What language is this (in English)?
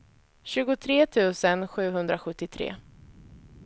Swedish